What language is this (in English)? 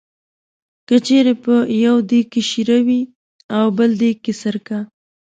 Pashto